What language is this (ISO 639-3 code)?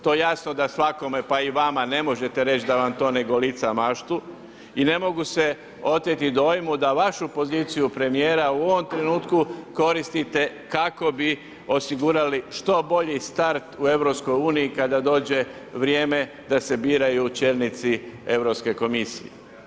hrv